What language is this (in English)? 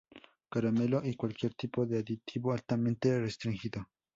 Spanish